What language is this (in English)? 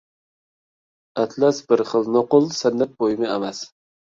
Uyghur